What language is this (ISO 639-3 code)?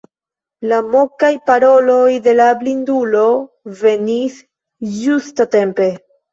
epo